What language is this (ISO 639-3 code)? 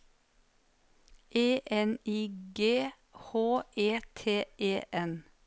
nor